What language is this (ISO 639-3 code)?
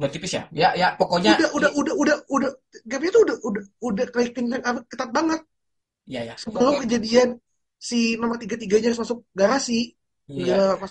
ind